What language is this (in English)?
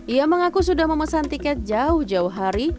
Indonesian